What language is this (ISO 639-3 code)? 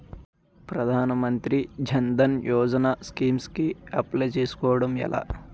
tel